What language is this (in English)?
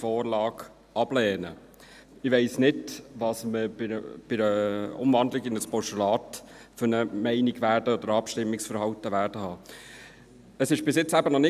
Swiss German